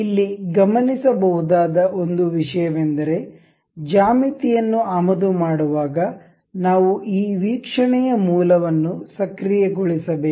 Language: Kannada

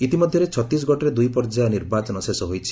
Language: Odia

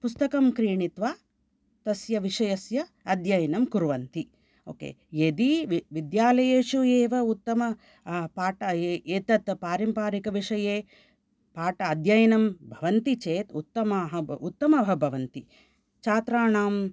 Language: Sanskrit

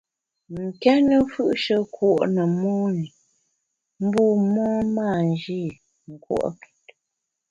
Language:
Bamun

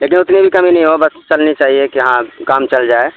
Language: Urdu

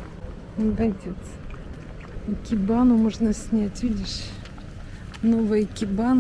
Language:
Russian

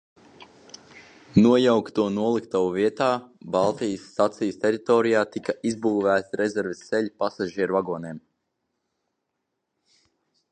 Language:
Latvian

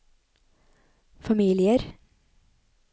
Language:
Norwegian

